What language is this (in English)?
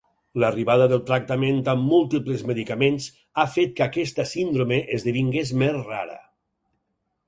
Catalan